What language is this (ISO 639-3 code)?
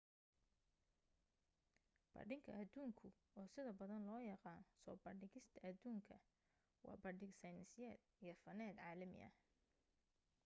som